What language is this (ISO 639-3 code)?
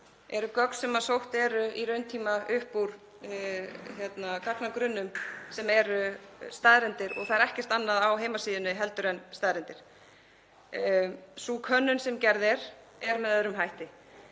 isl